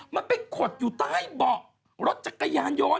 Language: Thai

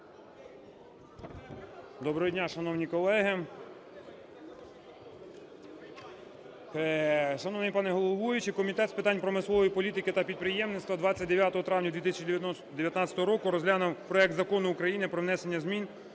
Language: Ukrainian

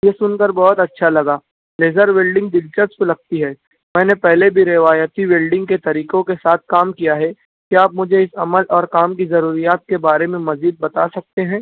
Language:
Urdu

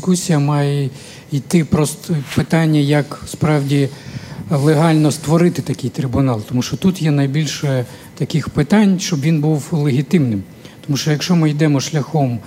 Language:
Ukrainian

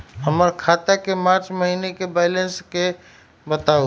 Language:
Magahi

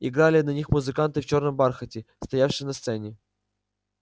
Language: Russian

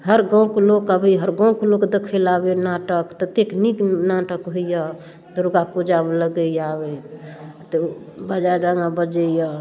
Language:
Maithili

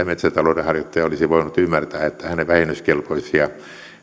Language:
Finnish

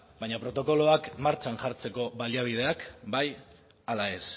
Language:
Basque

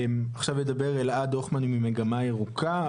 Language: Hebrew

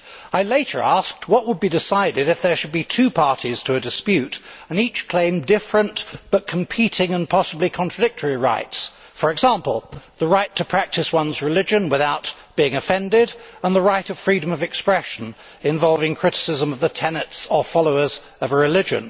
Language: English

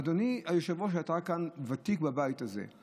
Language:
Hebrew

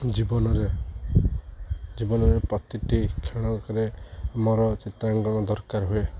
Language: Odia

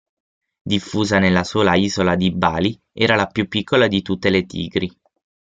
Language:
Italian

